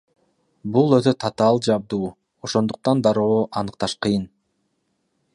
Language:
Kyrgyz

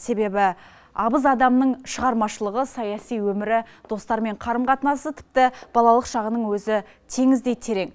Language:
Kazakh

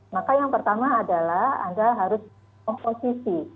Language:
Indonesian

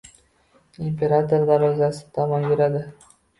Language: Uzbek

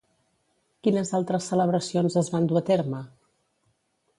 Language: Catalan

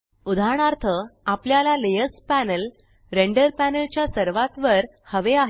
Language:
Marathi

